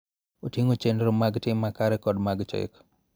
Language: Luo (Kenya and Tanzania)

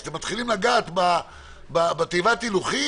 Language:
Hebrew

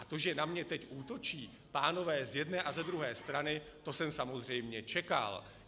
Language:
Czech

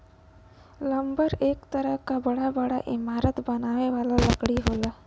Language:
Bhojpuri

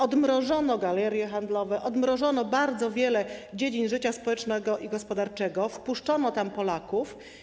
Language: Polish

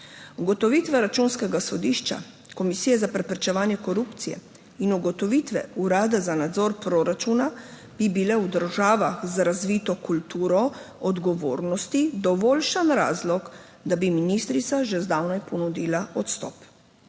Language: Slovenian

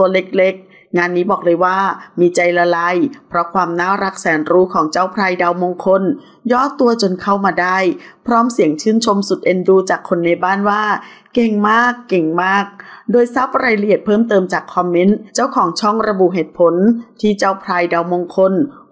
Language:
Thai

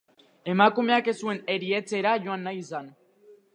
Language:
Basque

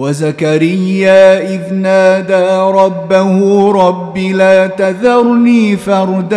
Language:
Arabic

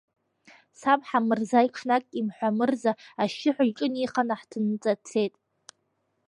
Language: Abkhazian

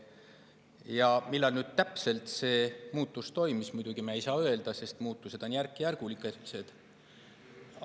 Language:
Estonian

